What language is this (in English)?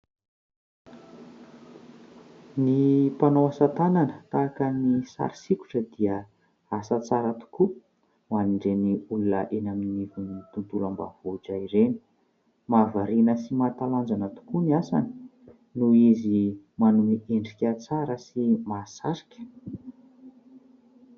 Malagasy